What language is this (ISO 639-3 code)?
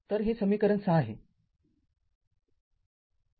mar